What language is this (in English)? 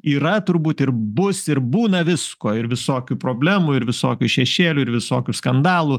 Lithuanian